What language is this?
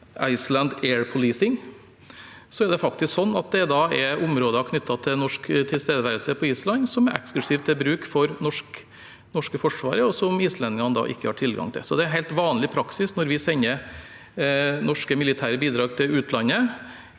Norwegian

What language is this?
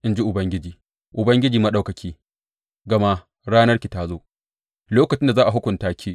Hausa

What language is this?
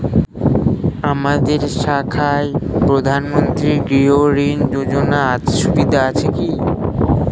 Bangla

